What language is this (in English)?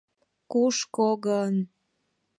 Mari